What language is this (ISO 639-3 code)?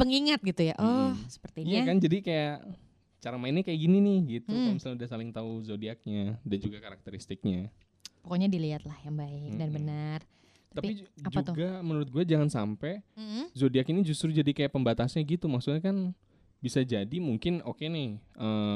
ind